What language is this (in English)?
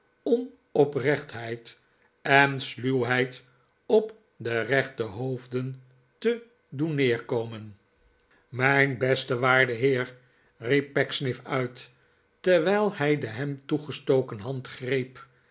Dutch